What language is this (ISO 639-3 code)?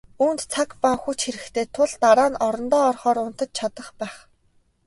mon